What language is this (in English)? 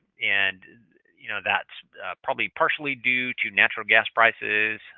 English